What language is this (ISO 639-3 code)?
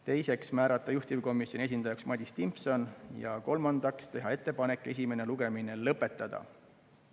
est